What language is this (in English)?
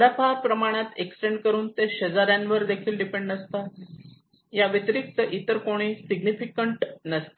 Marathi